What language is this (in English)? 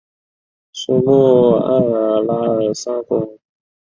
Chinese